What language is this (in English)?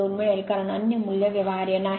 Marathi